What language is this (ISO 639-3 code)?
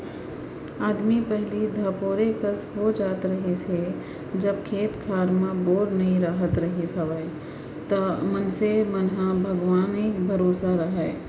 hne